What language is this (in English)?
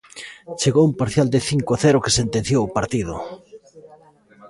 Galician